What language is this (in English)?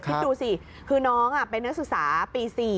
Thai